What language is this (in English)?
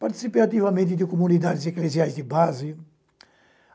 Portuguese